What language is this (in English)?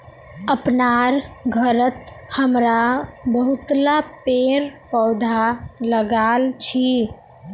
Magahi